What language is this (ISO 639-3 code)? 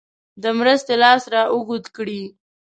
pus